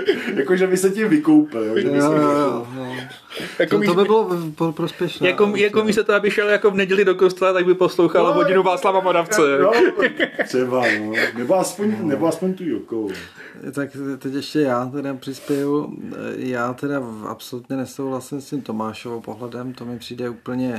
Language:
Czech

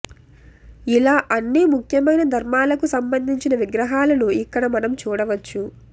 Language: Telugu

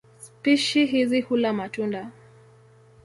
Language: Swahili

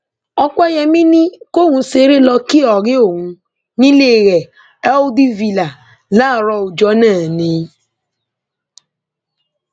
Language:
Yoruba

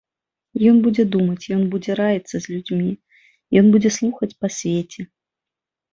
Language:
Belarusian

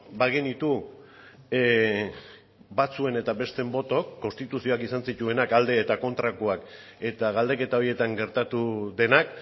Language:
Basque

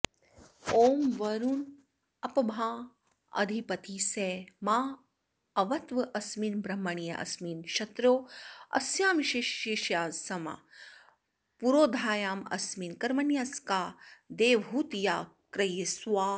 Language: Sanskrit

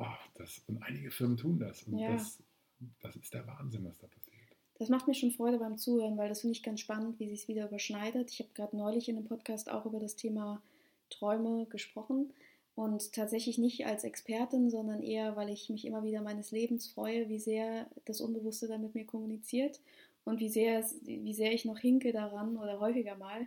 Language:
German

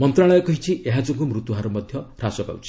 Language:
Odia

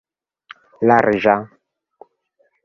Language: Esperanto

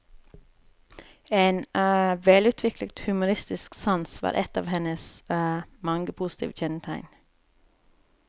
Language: Norwegian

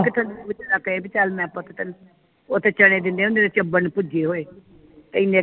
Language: Punjabi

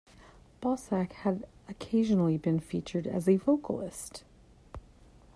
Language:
English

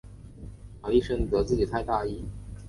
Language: Chinese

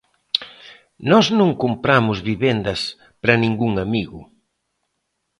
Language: Galician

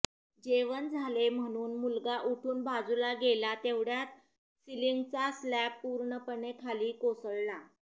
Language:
Marathi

